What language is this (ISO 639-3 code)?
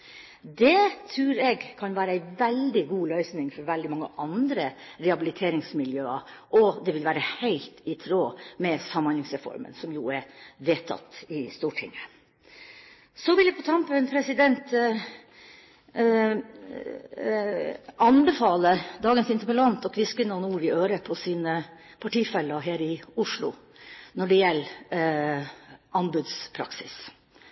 nob